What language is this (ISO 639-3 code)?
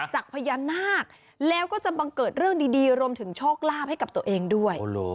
tha